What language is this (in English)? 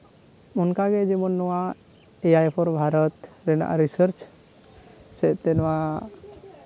Santali